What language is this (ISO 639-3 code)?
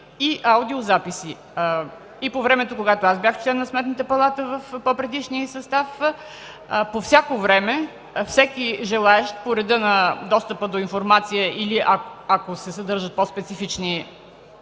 bul